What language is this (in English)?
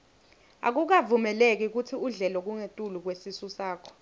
Swati